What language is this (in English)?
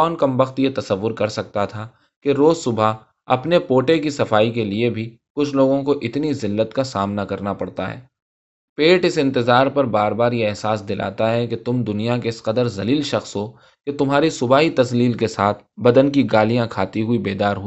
Urdu